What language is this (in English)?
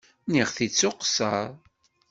Kabyle